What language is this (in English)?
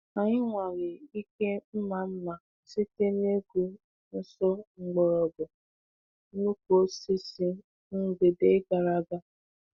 Igbo